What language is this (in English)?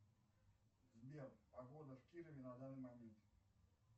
Russian